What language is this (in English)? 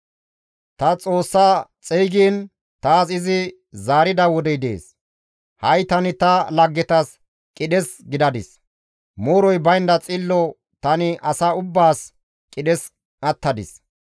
Gamo